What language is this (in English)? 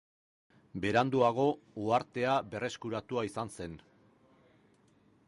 Basque